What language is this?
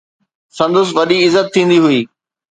Sindhi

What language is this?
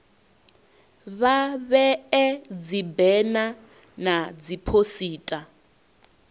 Venda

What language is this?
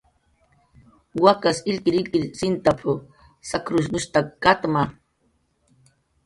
Jaqaru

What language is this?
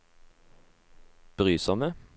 Norwegian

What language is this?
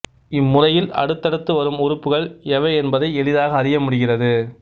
Tamil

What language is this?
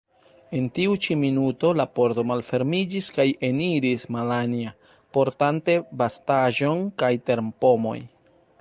Esperanto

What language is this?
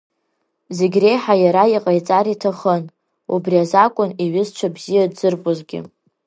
Abkhazian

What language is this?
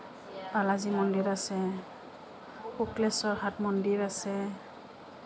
Assamese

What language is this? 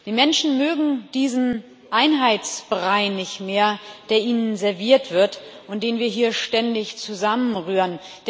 German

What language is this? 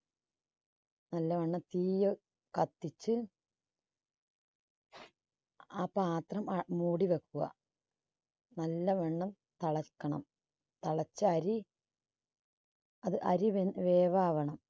Malayalam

